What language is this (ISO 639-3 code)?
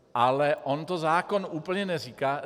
ces